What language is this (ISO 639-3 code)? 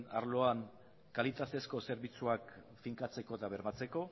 eus